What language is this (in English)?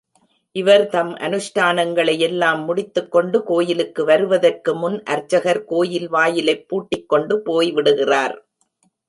Tamil